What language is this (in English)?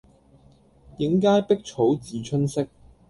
Cantonese